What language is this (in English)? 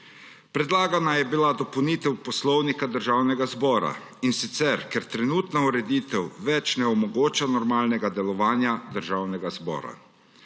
Slovenian